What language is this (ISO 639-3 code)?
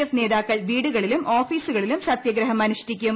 mal